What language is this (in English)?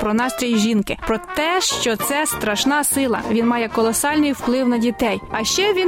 Ukrainian